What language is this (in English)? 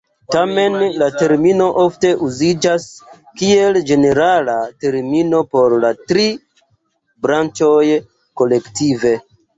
Esperanto